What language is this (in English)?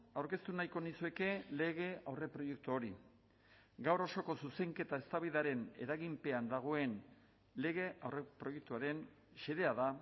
Basque